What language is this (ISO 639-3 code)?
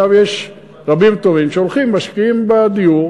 heb